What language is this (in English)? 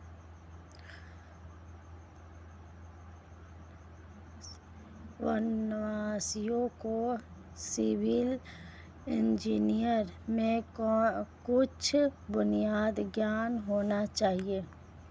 Hindi